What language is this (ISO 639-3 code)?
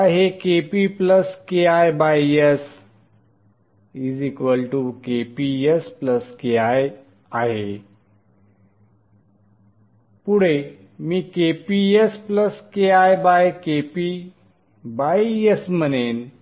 mar